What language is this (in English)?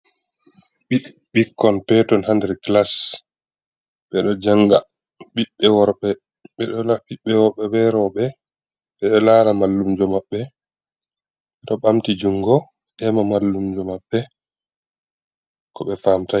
Fula